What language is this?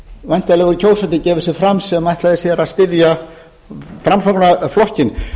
Icelandic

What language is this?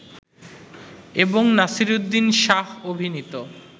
Bangla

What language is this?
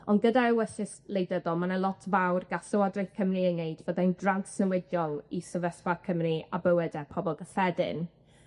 Welsh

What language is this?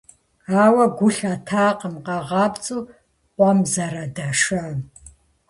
Kabardian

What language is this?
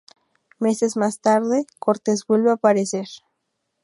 Spanish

